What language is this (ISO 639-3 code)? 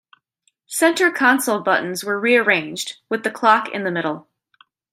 eng